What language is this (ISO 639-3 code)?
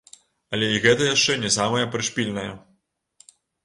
bel